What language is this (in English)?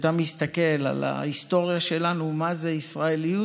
Hebrew